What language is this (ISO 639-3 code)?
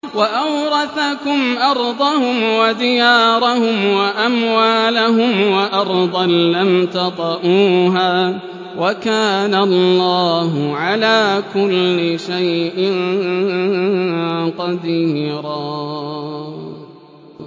ara